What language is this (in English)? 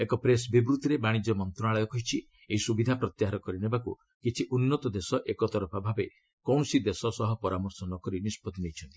Odia